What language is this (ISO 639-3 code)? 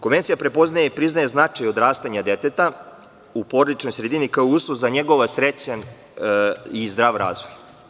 srp